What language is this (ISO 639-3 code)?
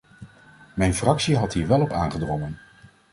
nld